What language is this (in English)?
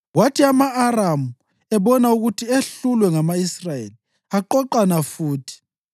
North Ndebele